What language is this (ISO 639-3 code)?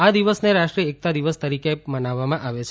guj